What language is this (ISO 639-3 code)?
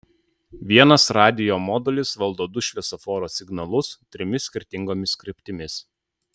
lit